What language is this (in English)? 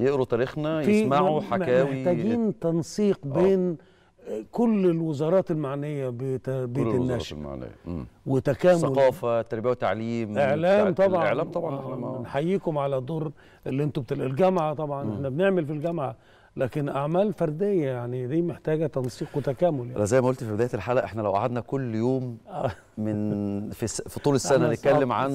Arabic